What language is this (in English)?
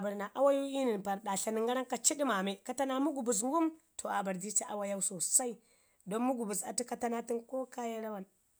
Ngizim